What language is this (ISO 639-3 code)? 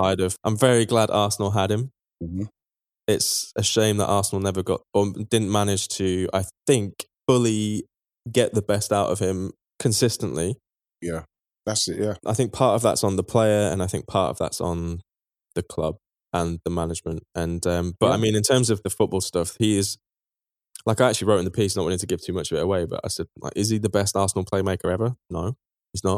eng